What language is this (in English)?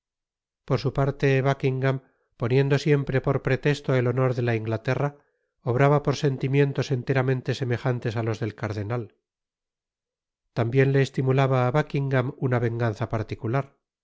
Spanish